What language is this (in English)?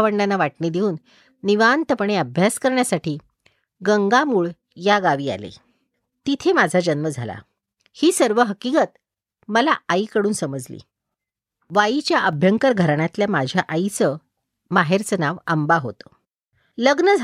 Marathi